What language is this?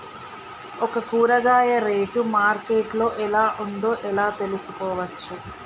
Telugu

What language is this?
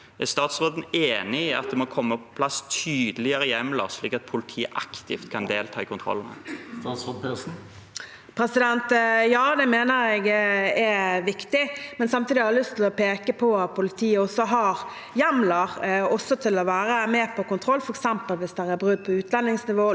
Norwegian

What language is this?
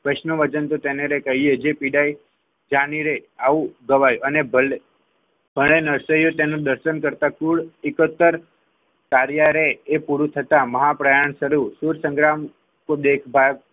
Gujarati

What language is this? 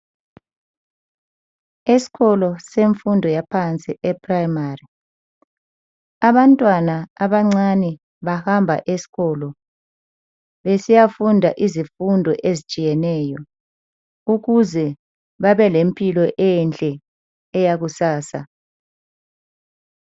North Ndebele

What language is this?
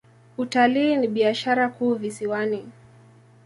Swahili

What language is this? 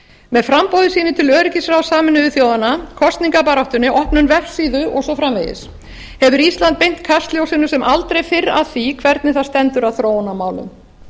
Icelandic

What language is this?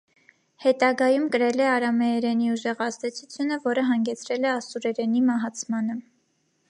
Armenian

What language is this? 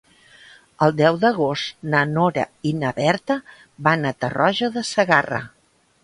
Catalan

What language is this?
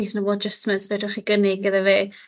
Welsh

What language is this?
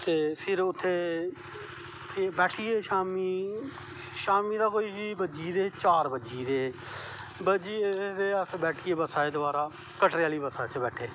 Dogri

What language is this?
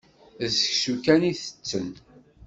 Kabyle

